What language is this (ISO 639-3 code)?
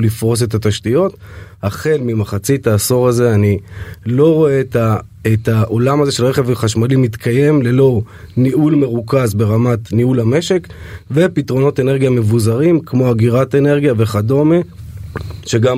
heb